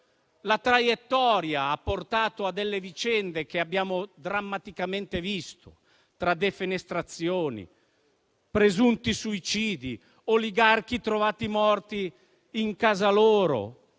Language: Italian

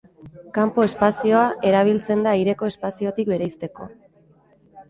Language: Basque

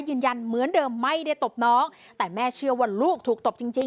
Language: Thai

